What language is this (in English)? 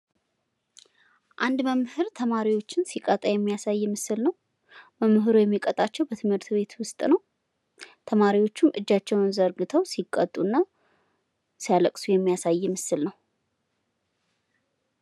Amharic